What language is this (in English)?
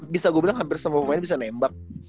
Indonesian